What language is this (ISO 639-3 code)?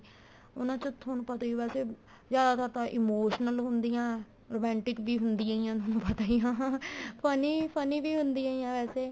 pan